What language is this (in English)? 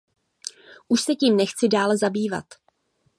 Czech